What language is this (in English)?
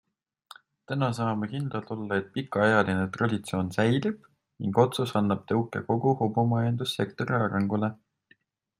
Estonian